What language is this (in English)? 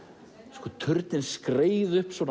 Icelandic